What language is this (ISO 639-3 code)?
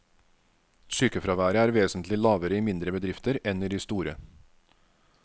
nor